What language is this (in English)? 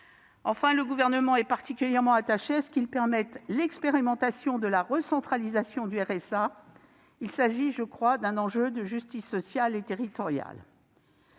French